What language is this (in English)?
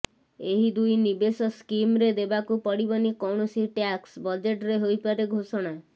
Odia